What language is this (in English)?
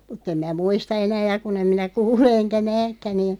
Finnish